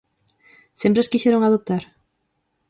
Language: Galician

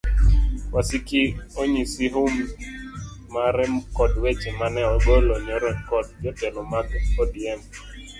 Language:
Luo (Kenya and Tanzania)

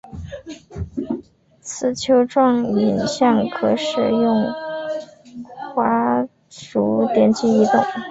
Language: Chinese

